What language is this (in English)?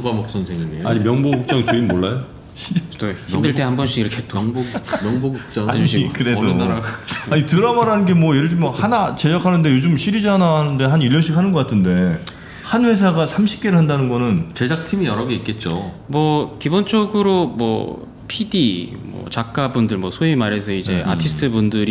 Korean